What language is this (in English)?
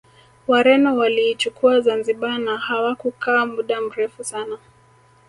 Swahili